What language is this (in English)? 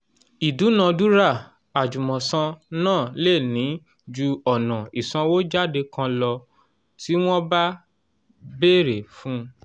Yoruba